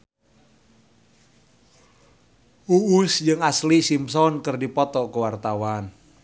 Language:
Sundanese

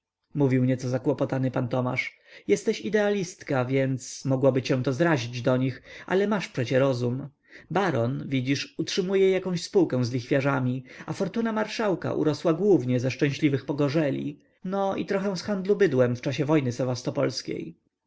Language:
Polish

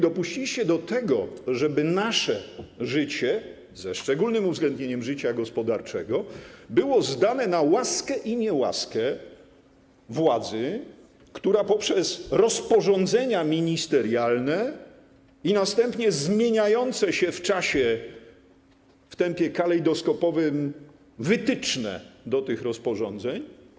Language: Polish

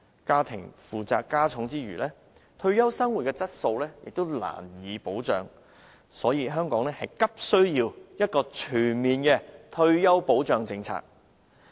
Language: Cantonese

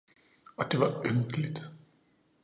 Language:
Danish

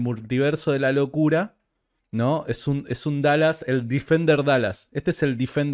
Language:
Spanish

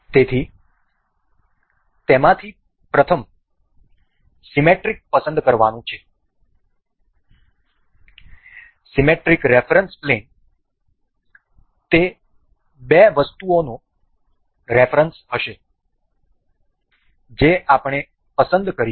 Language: Gujarati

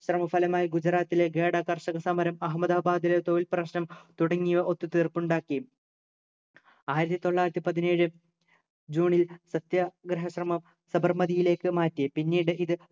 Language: Malayalam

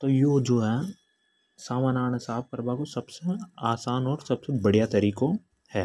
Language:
Hadothi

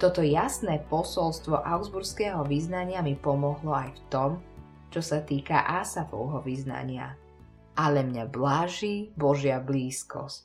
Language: Slovak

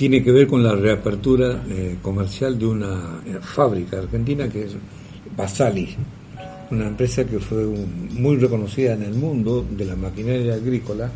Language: Spanish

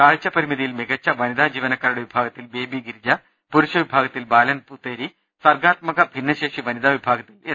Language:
Malayalam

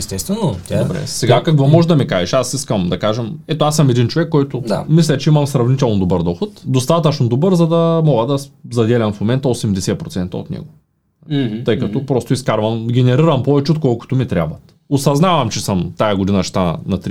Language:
Bulgarian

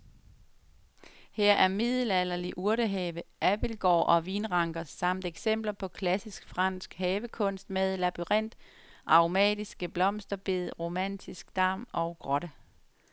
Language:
Danish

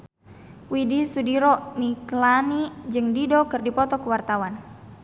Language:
Sundanese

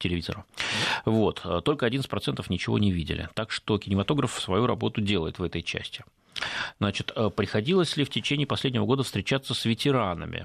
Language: Russian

